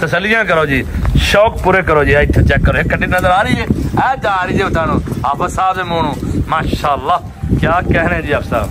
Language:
Punjabi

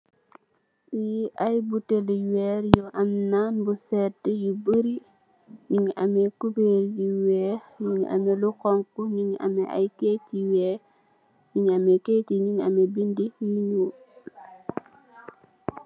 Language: Wolof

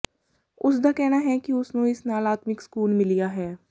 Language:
Punjabi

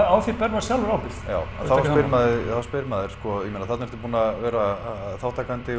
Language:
Icelandic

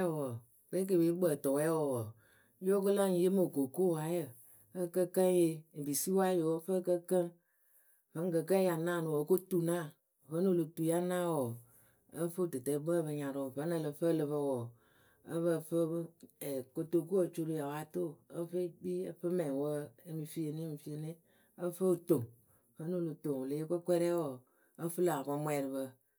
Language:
Akebu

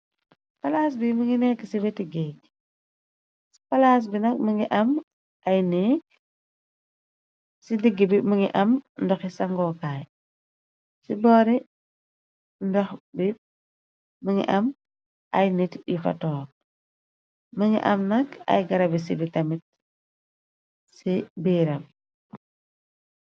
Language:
Wolof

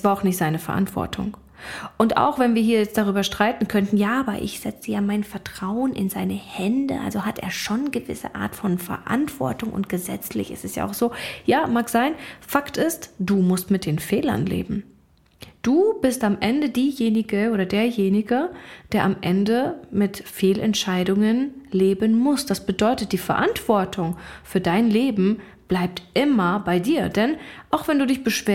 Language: German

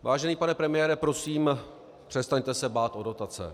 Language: Czech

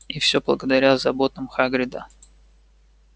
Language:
Russian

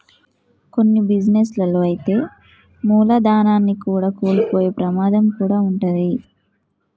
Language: Telugu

